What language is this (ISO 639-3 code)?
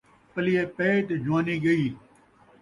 skr